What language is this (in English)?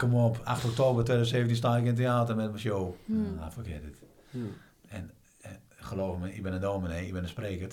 Dutch